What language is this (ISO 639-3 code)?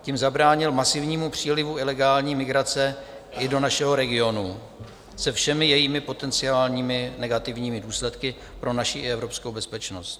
ces